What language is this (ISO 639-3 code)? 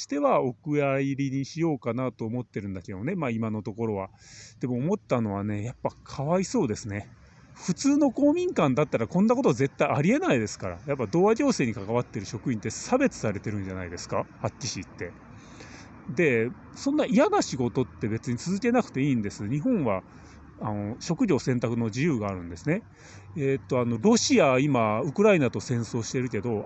jpn